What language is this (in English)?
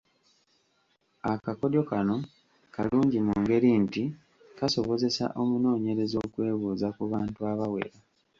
Ganda